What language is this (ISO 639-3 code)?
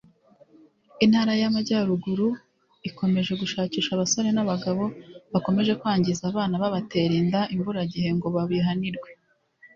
kin